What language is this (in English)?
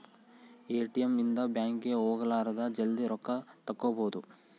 Kannada